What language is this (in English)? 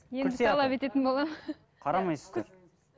Kazakh